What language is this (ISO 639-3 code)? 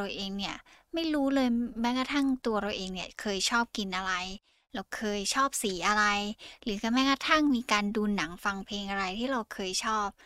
tha